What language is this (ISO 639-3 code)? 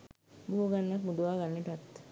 sin